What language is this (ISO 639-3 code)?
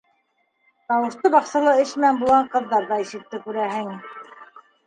bak